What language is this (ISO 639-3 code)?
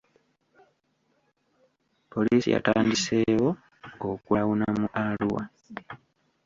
lug